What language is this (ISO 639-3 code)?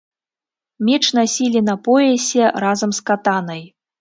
bel